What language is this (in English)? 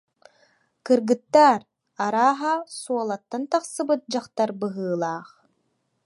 Yakut